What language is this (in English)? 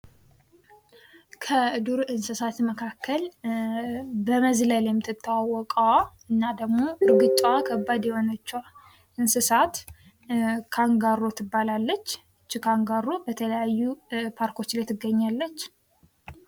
Amharic